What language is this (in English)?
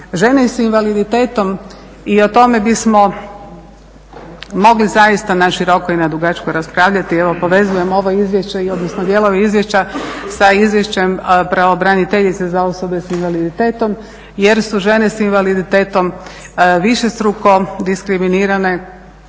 Croatian